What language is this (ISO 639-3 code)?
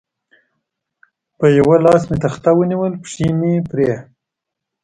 pus